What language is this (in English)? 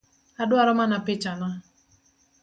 Luo (Kenya and Tanzania)